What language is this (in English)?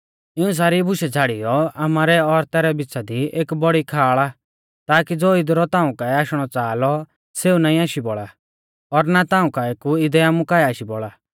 Mahasu Pahari